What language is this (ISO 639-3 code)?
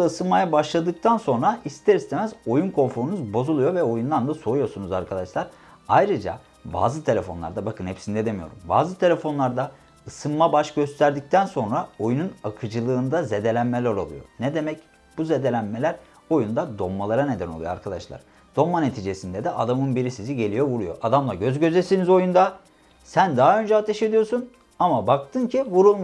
tur